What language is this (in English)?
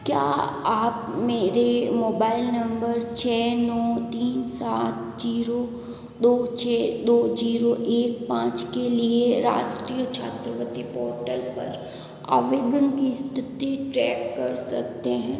Hindi